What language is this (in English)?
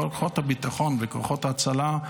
Hebrew